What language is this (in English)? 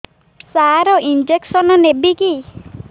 Odia